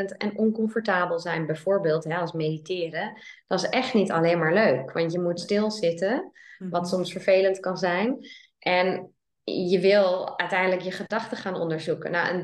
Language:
Dutch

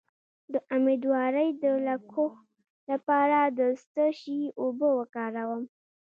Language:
Pashto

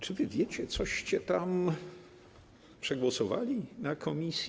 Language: Polish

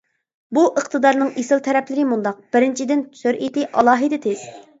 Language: Uyghur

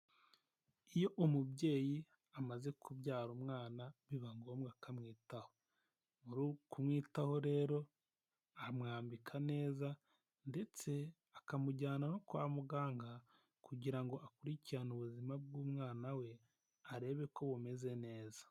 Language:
Kinyarwanda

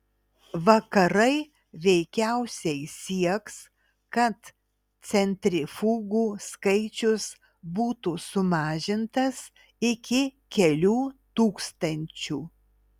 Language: Lithuanian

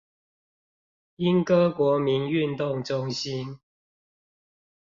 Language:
Chinese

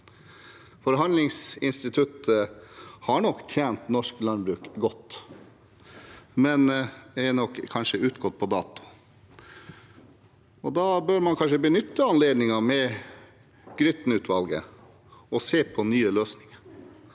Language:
Norwegian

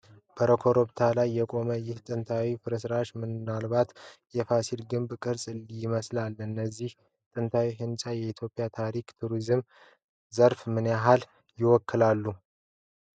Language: Amharic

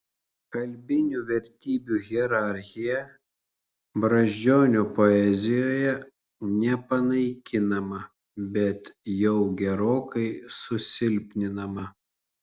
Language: Lithuanian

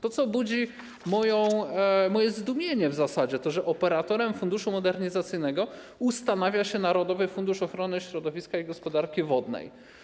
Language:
Polish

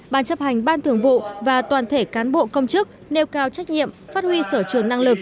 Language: Vietnamese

